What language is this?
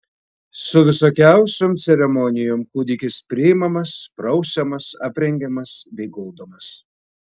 Lithuanian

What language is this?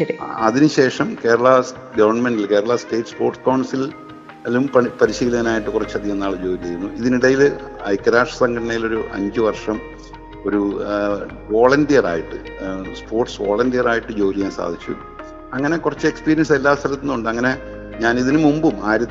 Malayalam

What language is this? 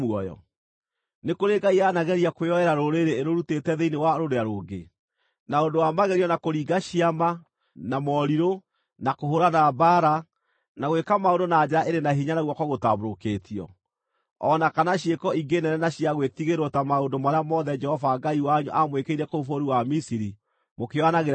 Kikuyu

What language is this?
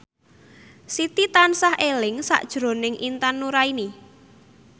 Javanese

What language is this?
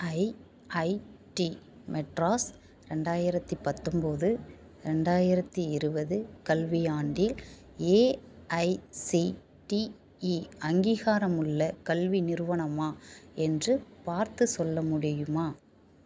Tamil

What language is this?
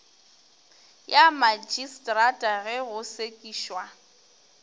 Northern Sotho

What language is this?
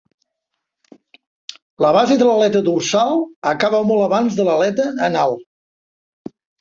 Catalan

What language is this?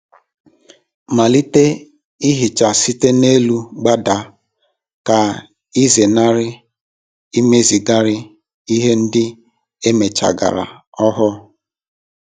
Igbo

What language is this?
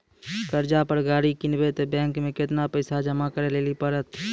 Maithili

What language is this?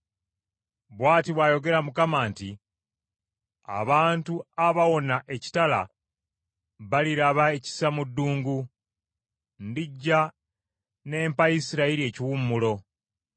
Ganda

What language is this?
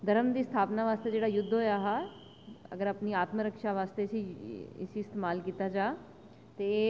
Dogri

